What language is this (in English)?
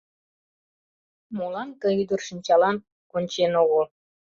Mari